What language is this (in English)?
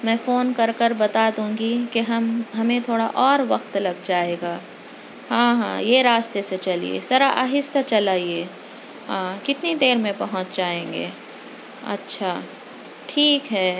Urdu